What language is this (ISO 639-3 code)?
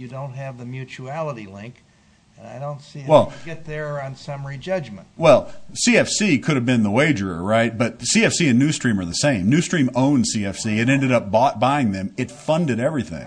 eng